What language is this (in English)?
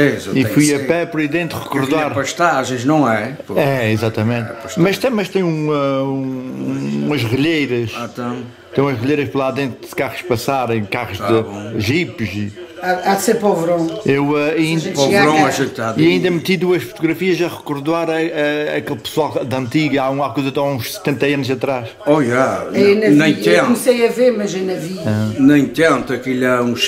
Portuguese